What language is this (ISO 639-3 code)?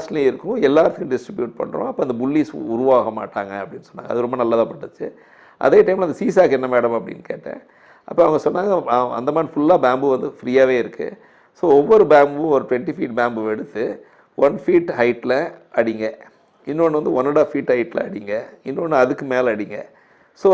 tam